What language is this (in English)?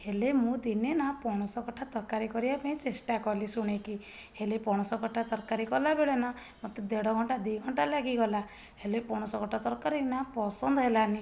Odia